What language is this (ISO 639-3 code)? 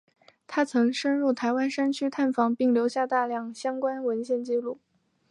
zho